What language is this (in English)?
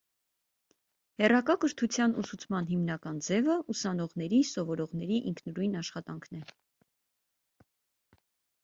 Armenian